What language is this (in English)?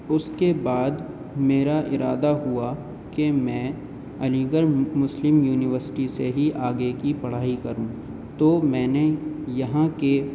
Urdu